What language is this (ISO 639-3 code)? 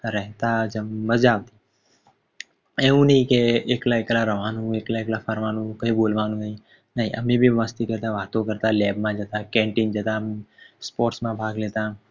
guj